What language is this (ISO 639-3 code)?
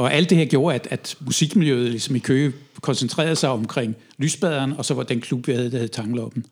dan